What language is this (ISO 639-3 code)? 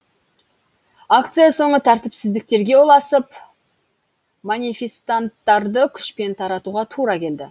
kaz